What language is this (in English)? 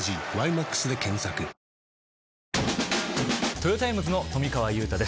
Japanese